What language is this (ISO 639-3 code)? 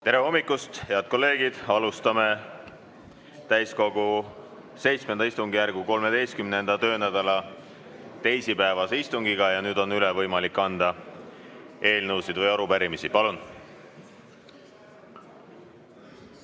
est